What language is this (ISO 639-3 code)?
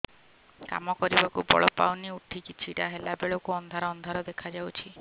ori